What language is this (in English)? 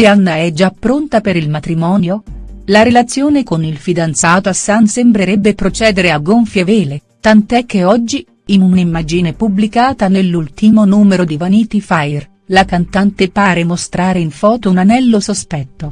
Italian